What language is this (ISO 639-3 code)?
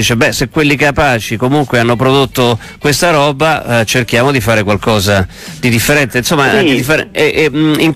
ita